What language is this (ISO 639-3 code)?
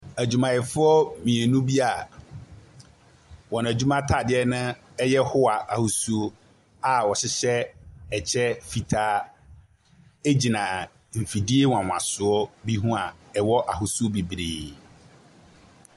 aka